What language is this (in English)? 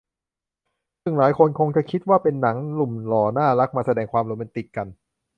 Thai